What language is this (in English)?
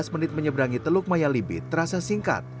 Indonesian